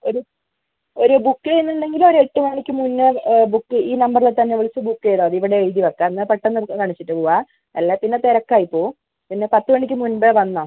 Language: Malayalam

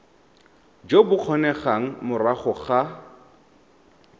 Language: Tswana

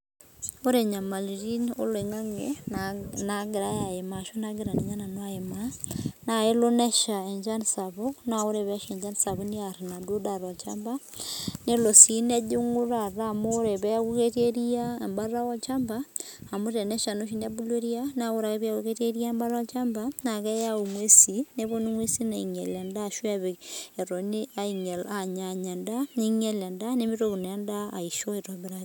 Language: Masai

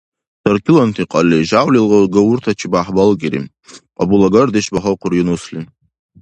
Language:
Dargwa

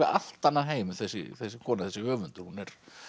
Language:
Icelandic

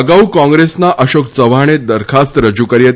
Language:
Gujarati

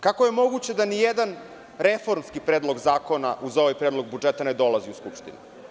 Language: Serbian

